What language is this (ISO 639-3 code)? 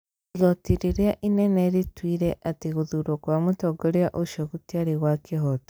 kik